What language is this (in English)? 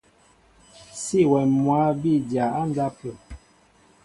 Mbo (Cameroon)